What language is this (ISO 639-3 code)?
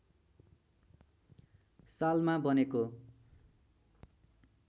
nep